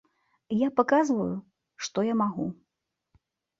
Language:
Belarusian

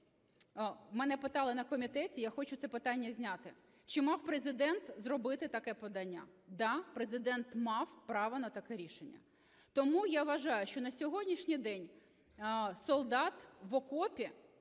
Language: Ukrainian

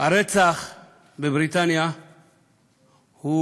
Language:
Hebrew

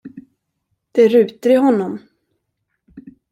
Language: Swedish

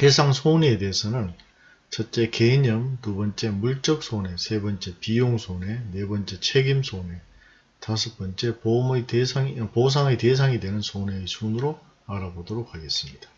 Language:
Korean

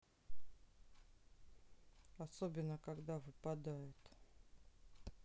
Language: Russian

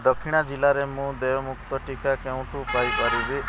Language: Odia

